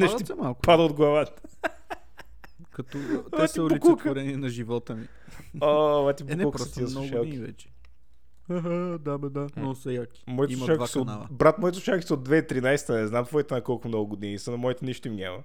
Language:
Bulgarian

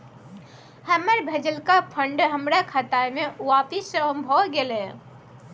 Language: Maithili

